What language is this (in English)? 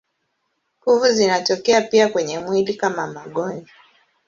Swahili